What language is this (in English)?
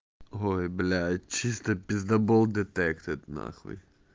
Russian